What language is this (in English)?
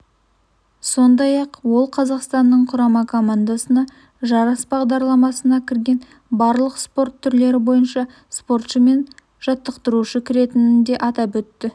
Kazakh